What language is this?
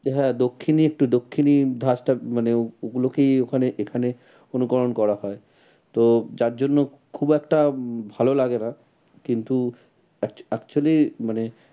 Bangla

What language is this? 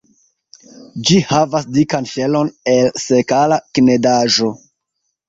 Esperanto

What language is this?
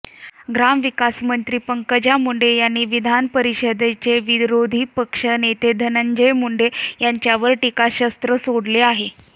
Marathi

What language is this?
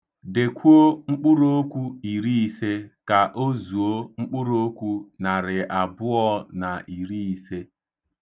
Igbo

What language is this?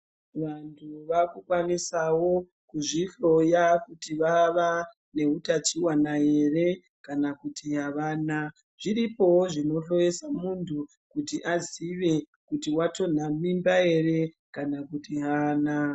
Ndau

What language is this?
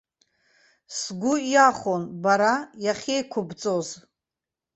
Abkhazian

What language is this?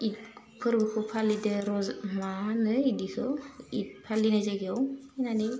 Bodo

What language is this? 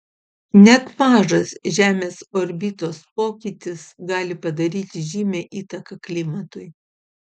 Lithuanian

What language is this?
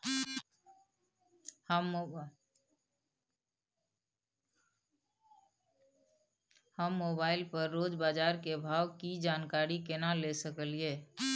Maithili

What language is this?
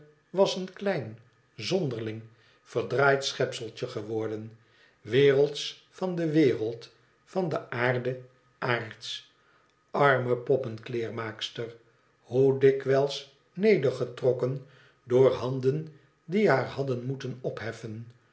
Dutch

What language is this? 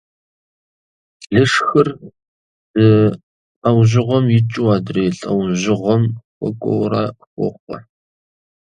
Kabardian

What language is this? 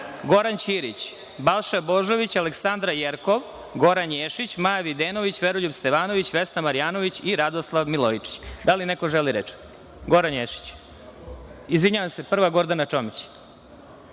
Serbian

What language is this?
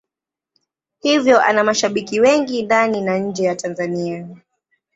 Swahili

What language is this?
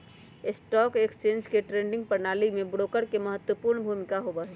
Magahi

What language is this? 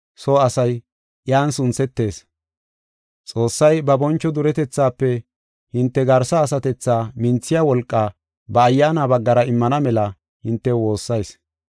Gofa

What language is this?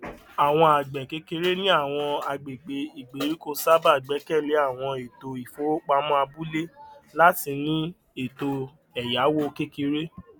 Yoruba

